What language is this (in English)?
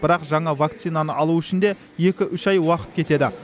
Kazakh